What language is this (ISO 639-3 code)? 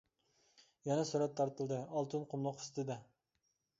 uig